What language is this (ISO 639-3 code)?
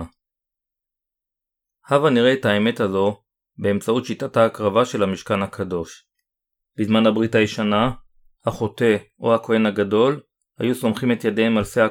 heb